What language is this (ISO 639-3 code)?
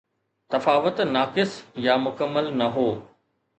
snd